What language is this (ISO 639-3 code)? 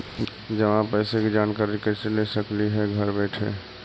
mag